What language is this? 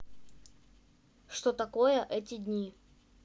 Russian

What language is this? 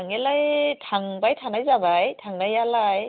Bodo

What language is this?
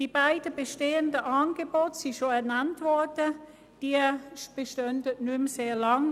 Swiss German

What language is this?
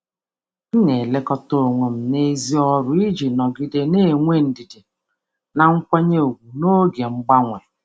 Igbo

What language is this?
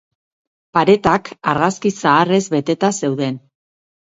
Basque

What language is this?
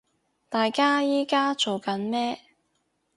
Cantonese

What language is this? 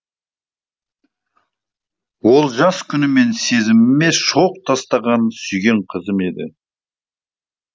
Kazakh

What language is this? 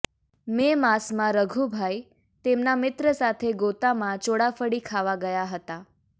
Gujarati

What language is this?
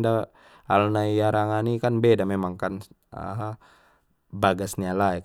Batak Mandailing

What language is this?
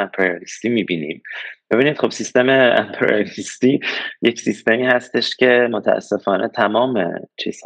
Persian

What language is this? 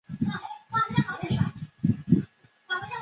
Chinese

